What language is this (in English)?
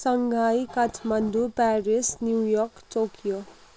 Nepali